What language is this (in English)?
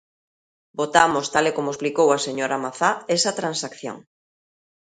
Galician